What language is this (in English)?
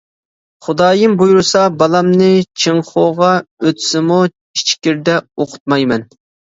Uyghur